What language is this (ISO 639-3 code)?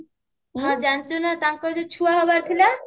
ori